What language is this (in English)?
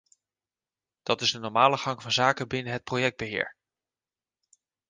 Dutch